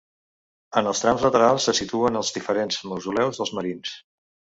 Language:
Catalan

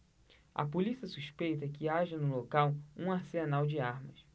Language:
Portuguese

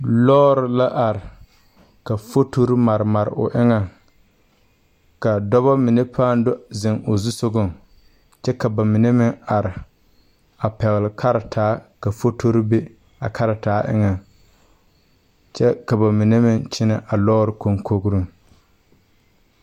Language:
Southern Dagaare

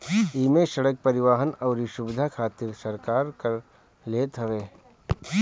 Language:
Bhojpuri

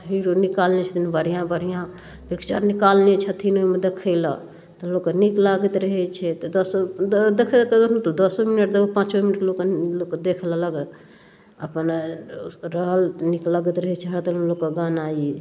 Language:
Maithili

